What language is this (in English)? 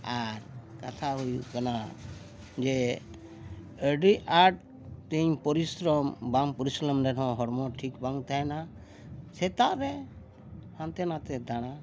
Santali